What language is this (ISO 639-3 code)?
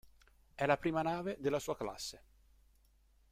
ita